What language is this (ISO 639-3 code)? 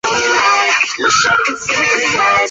zho